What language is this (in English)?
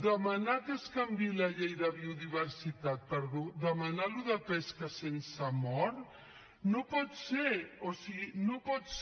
Catalan